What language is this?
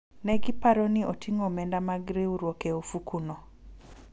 Luo (Kenya and Tanzania)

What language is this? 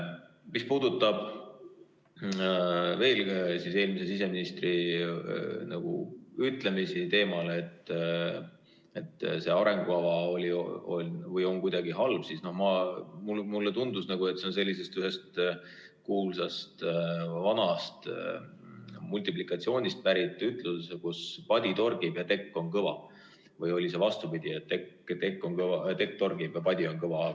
Estonian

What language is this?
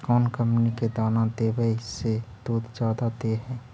Magahi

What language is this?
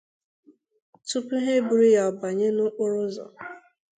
Igbo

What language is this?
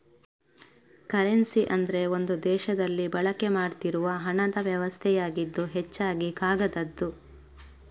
Kannada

